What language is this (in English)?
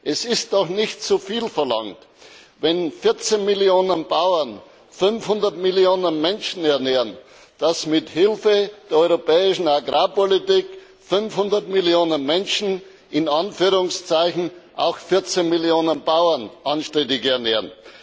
German